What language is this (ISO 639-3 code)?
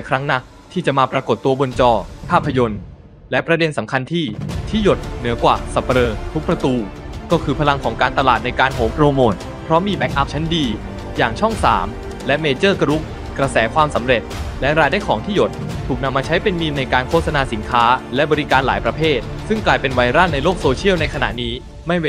tha